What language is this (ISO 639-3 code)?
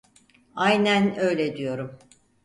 tur